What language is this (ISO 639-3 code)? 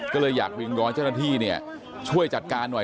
tha